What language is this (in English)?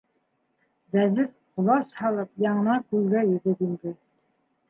Bashkir